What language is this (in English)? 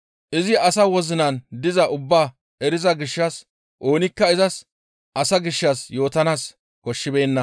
Gamo